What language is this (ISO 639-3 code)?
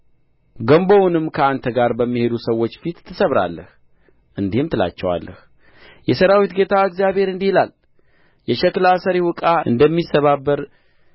amh